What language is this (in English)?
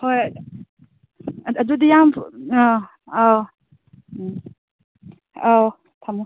Manipuri